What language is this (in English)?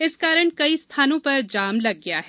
Hindi